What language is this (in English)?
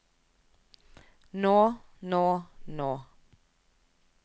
Norwegian